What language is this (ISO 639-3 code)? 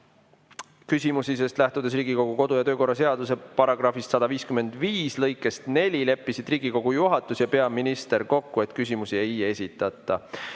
est